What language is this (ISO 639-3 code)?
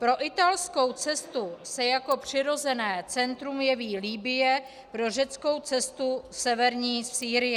ces